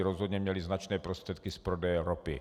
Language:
Czech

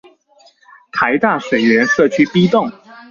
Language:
Chinese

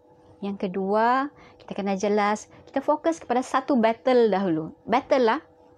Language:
Malay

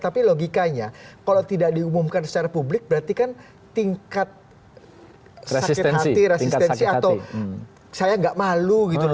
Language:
Indonesian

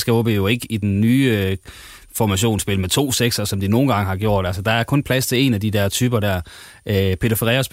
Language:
Danish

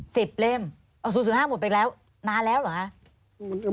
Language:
Thai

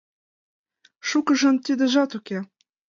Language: Mari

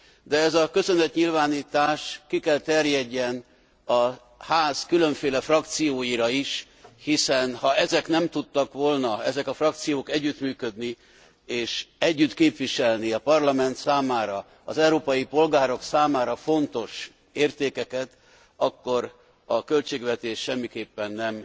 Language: Hungarian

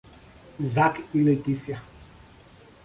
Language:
Portuguese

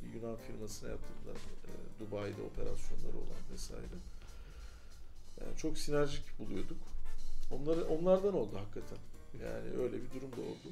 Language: Turkish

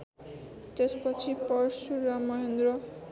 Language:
Nepali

